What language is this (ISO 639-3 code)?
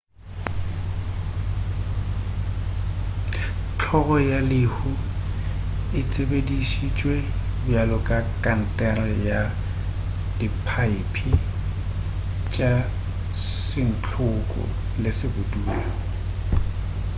nso